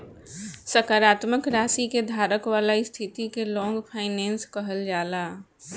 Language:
Bhojpuri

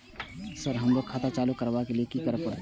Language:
Maithili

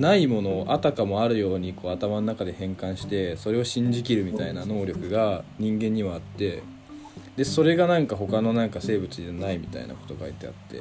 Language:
Japanese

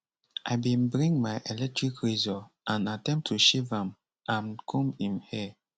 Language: Nigerian Pidgin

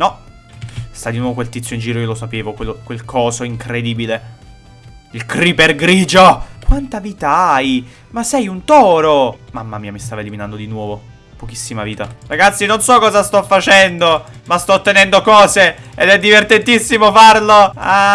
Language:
Italian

